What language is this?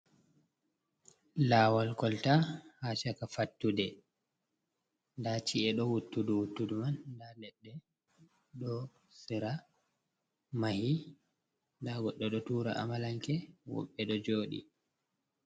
Fula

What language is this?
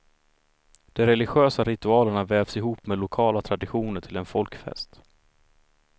Swedish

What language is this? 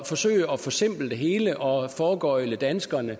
Danish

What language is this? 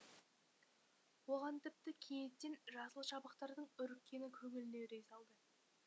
Kazakh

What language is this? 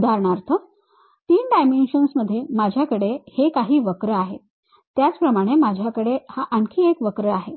Marathi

